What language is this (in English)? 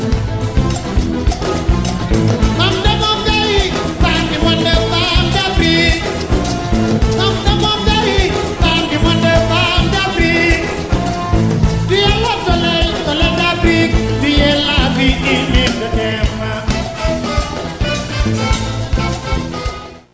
Fula